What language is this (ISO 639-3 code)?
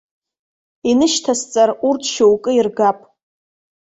abk